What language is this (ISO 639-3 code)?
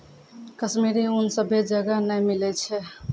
mai